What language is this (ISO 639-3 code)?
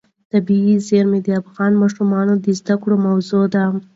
pus